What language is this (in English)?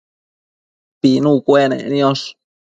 Matsés